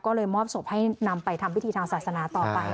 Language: Thai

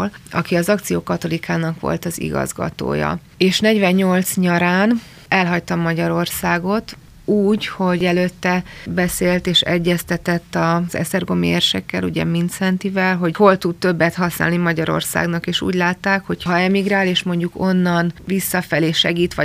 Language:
Hungarian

